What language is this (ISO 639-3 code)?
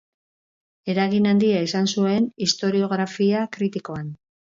eus